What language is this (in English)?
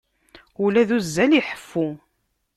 Kabyle